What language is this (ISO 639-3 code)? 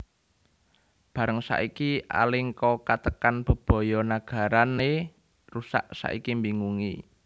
jav